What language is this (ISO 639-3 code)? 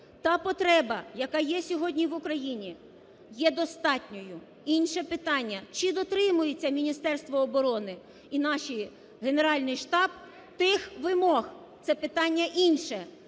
ukr